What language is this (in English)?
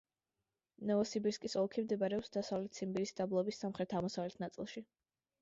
Georgian